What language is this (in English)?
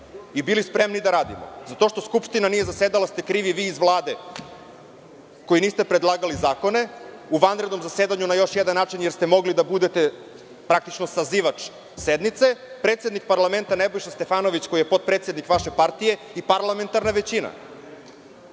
Serbian